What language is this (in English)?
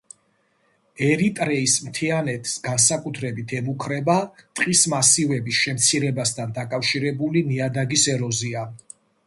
Georgian